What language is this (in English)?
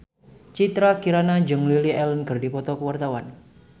Sundanese